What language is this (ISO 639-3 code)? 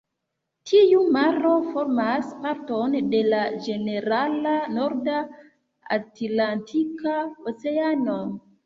epo